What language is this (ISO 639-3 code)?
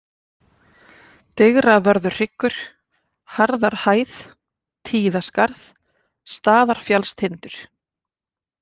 isl